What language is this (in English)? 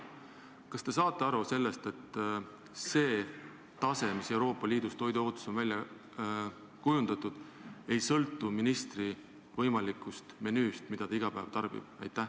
Estonian